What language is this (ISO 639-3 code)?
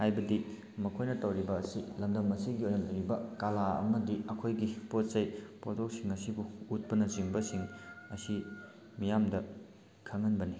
mni